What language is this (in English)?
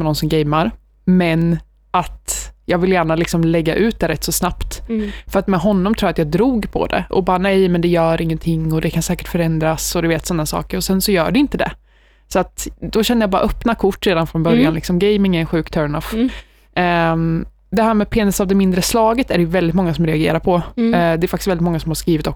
Swedish